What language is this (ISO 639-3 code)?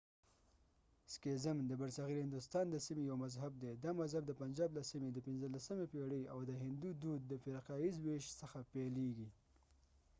pus